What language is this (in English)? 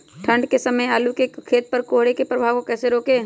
Magahi